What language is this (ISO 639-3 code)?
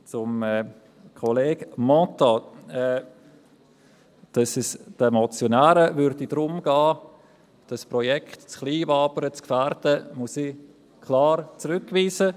gsw